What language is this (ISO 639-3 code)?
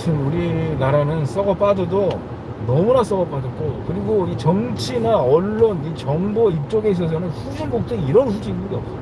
kor